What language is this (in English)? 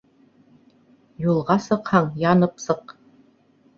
Bashkir